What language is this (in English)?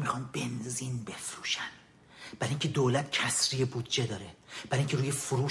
Persian